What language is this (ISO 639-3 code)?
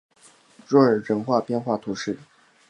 zho